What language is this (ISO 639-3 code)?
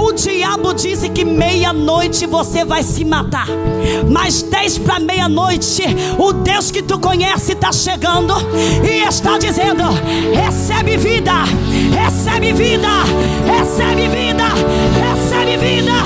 por